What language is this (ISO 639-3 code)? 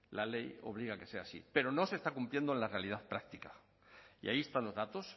spa